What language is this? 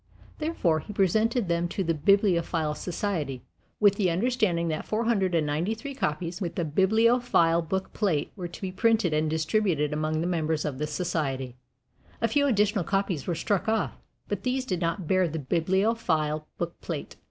English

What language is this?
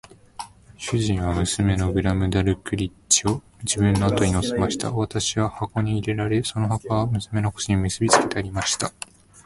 Japanese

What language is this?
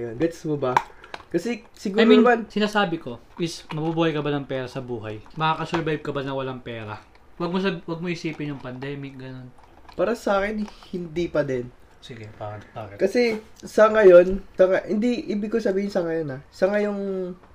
Filipino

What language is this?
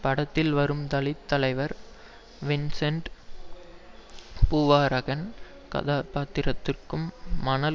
Tamil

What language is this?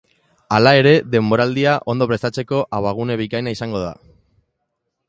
Basque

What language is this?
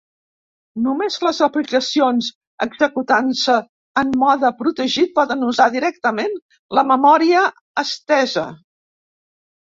Catalan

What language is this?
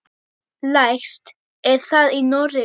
Icelandic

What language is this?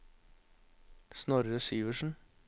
Norwegian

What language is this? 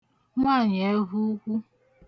Igbo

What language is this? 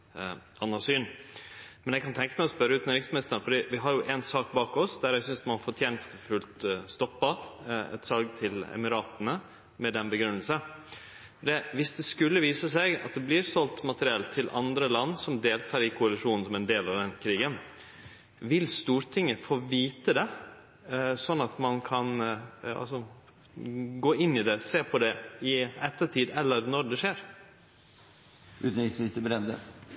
Norwegian Nynorsk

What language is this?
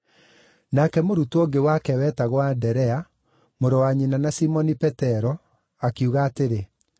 Kikuyu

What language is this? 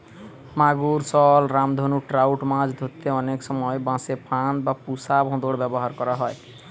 Bangla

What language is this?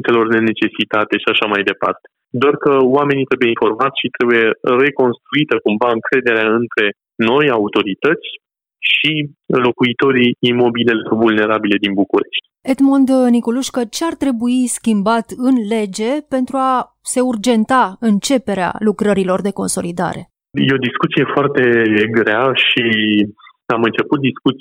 Romanian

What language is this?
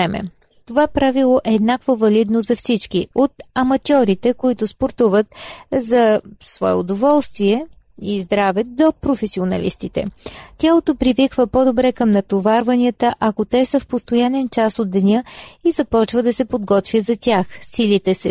Bulgarian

